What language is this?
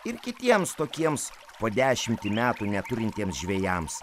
Lithuanian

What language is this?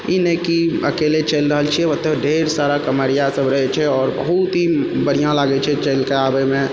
Maithili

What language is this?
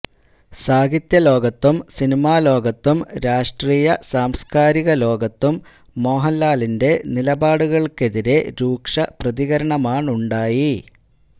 Malayalam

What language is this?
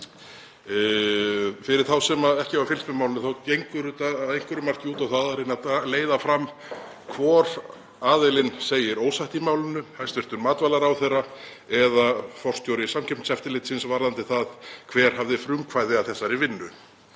Icelandic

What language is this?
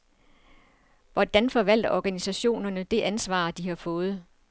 Danish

